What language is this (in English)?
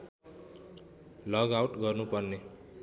Nepali